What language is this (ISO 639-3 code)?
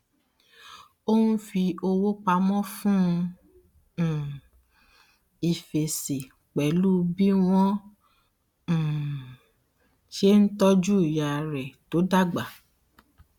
yor